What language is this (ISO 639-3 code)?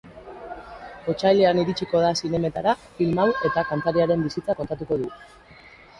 eus